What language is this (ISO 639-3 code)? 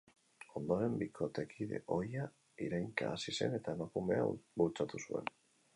eus